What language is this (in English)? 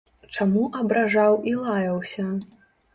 Belarusian